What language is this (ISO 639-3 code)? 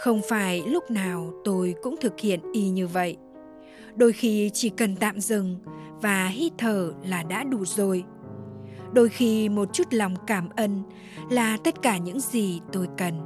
vie